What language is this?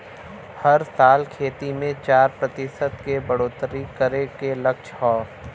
Bhojpuri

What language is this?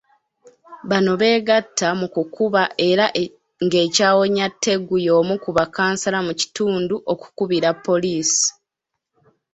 Ganda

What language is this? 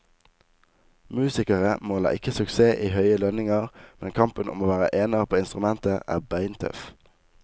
Norwegian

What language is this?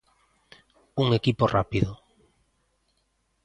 Galician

